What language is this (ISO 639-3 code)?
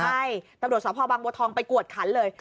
tha